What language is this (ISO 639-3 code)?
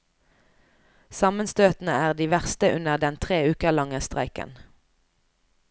nor